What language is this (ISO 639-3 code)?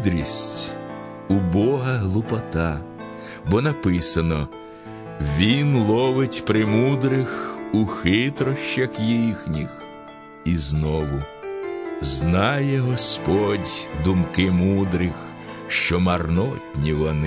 ukr